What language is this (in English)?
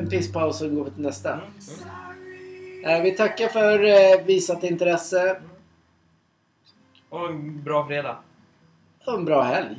Swedish